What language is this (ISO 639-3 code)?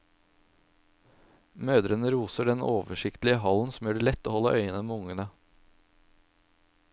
nor